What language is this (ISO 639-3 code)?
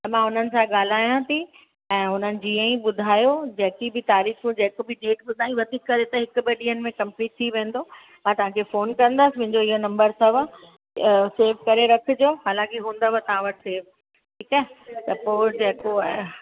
snd